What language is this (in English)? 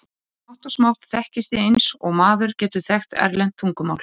Icelandic